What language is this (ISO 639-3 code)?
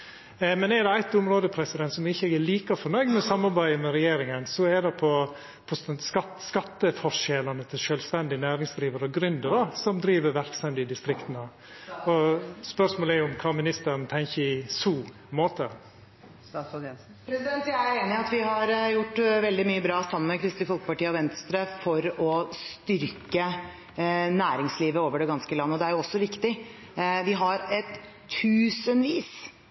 nor